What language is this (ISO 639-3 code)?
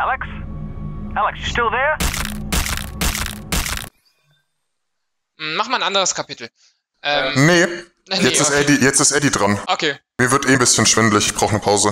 deu